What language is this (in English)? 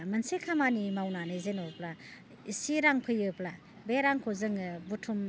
Bodo